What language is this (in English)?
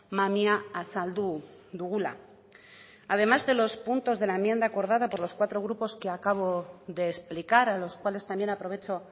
Spanish